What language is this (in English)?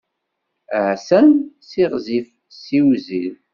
Kabyle